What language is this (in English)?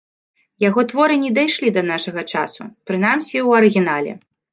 Belarusian